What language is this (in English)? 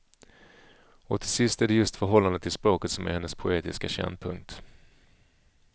Swedish